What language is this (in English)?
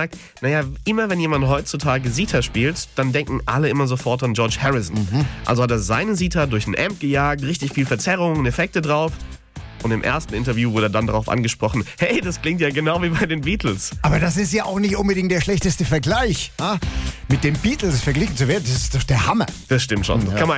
German